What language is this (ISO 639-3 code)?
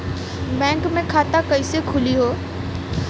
bho